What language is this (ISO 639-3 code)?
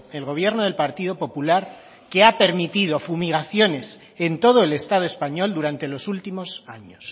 spa